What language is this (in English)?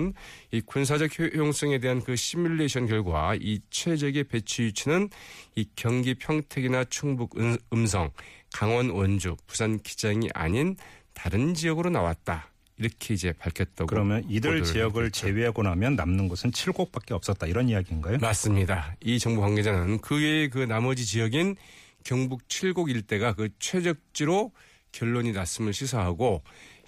Korean